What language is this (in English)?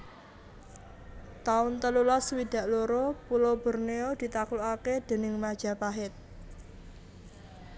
Javanese